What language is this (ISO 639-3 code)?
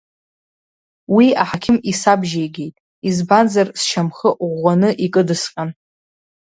abk